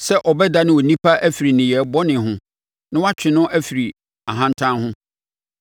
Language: Akan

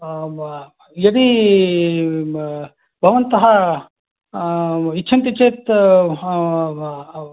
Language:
Sanskrit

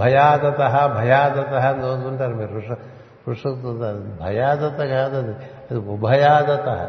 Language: Telugu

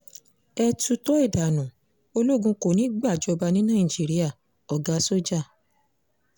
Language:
Yoruba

